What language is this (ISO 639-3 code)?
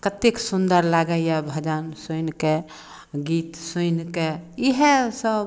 mai